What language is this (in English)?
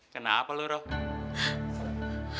Indonesian